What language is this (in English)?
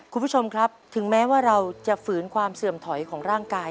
Thai